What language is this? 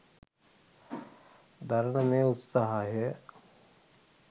Sinhala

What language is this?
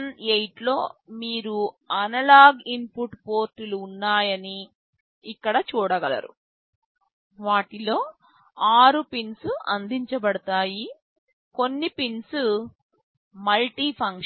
Telugu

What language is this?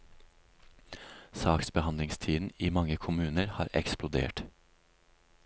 Norwegian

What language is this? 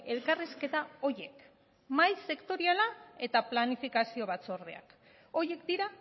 Basque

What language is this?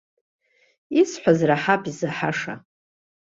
Abkhazian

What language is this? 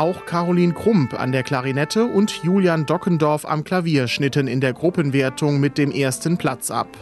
German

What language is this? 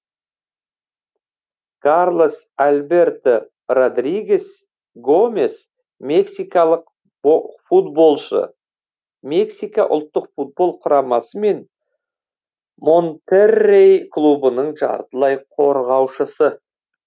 Kazakh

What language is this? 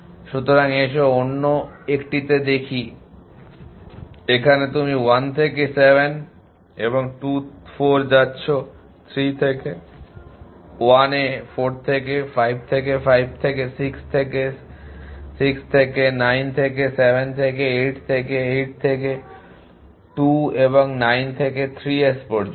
Bangla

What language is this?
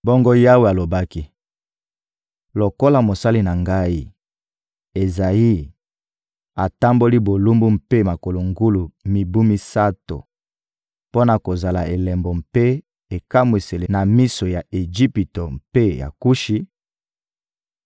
Lingala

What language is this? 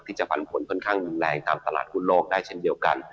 Thai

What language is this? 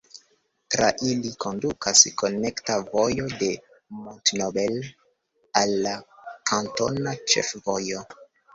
Esperanto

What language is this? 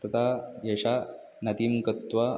Sanskrit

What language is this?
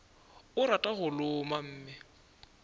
Northern Sotho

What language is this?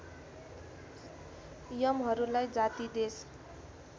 Nepali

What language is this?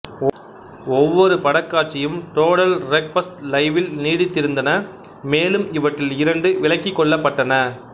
Tamil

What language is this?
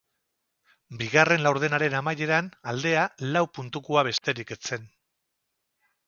Basque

